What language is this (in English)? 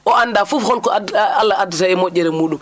Fula